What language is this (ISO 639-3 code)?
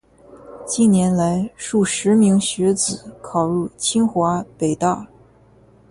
zho